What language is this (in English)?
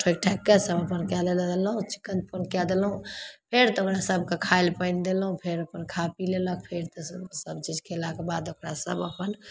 Maithili